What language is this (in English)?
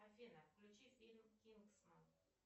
Russian